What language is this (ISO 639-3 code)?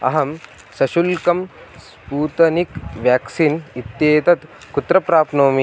san